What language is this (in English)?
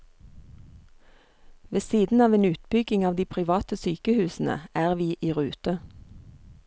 Norwegian